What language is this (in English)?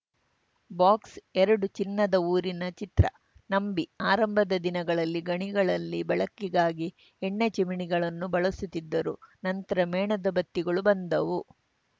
Kannada